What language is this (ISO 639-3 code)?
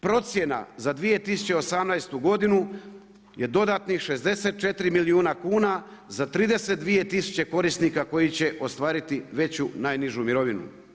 hrv